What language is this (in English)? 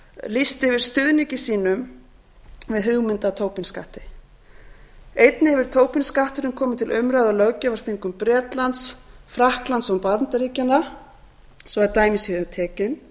Icelandic